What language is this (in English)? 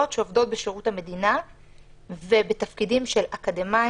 Hebrew